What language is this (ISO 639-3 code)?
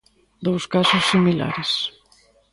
glg